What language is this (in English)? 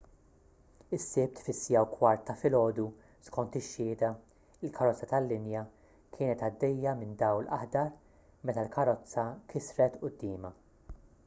Maltese